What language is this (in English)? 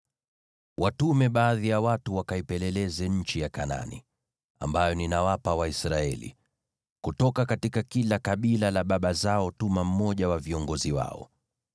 Swahili